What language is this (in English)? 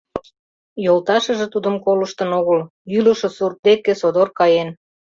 Mari